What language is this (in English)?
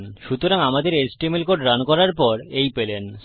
Bangla